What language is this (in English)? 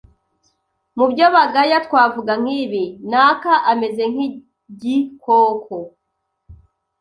Kinyarwanda